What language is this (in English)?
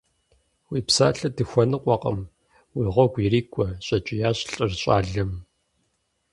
Kabardian